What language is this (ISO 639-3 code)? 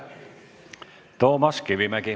est